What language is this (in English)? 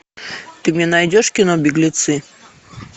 Russian